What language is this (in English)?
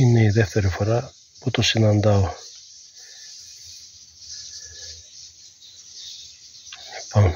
Greek